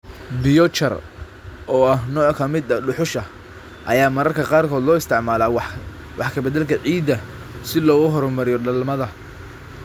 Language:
Somali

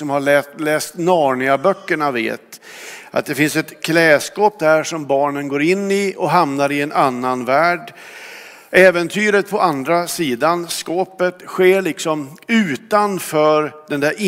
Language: Swedish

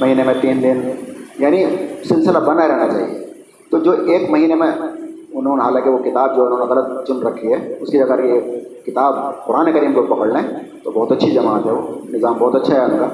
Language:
Urdu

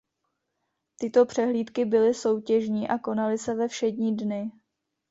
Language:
Czech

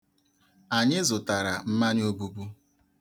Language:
Igbo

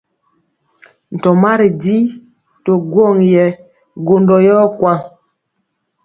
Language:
Mpiemo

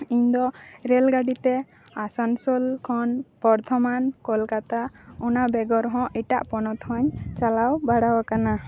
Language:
Santali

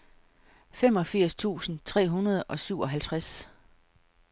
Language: Danish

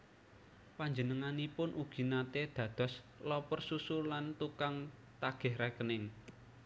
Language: Javanese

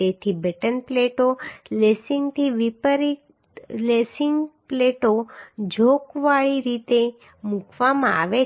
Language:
Gujarati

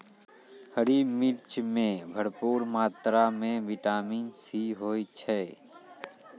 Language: Maithili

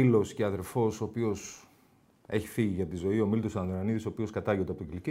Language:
Greek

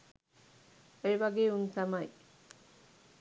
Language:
Sinhala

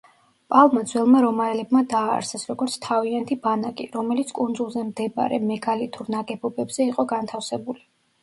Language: Georgian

